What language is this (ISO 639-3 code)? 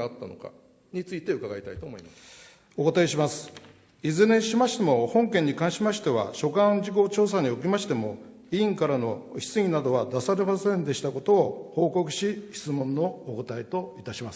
jpn